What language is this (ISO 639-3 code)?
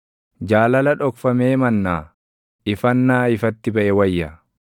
orm